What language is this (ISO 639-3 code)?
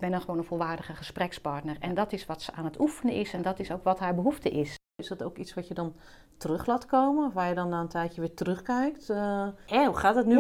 nld